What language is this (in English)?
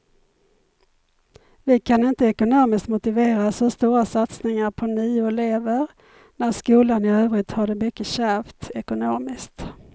Swedish